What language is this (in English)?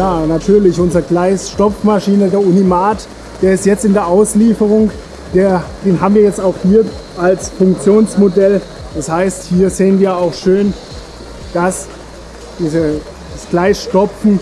German